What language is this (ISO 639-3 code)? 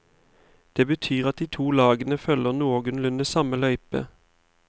nor